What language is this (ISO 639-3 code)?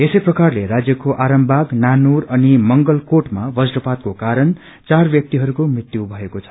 nep